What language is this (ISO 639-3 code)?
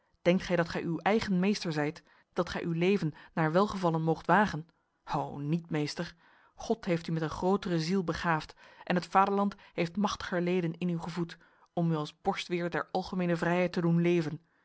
nld